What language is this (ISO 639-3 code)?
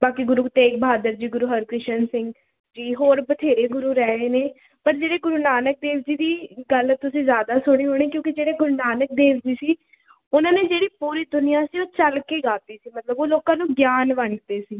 pan